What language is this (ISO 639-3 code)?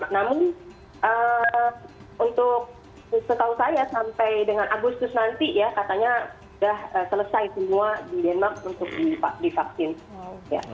ind